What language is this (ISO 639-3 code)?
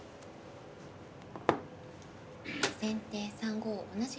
jpn